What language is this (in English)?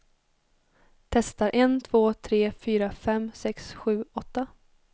Swedish